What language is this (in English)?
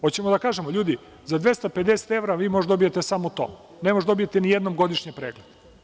Serbian